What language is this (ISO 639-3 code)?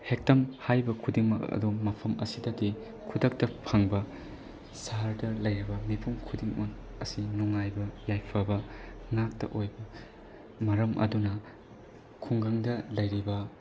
mni